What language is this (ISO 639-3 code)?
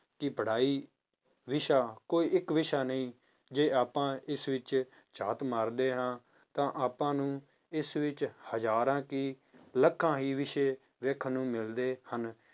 pan